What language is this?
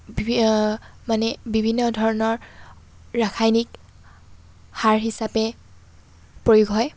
Assamese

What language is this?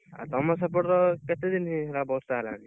Odia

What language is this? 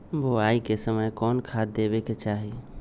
Magahi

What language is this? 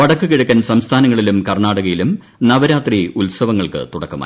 Malayalam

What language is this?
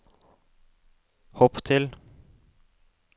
Norwegian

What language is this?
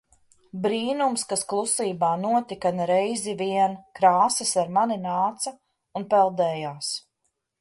Latvian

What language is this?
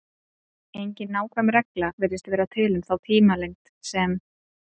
Icelandic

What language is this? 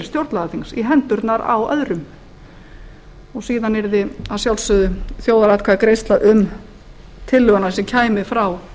Icelandic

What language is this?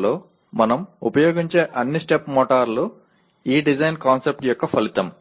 Telugu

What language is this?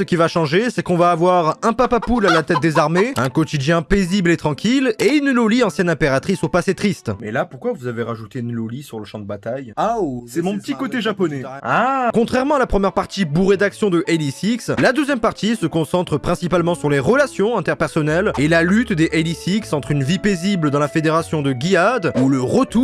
French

